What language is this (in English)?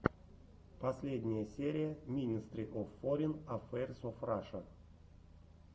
Russian